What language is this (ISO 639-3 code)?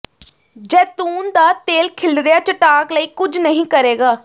pan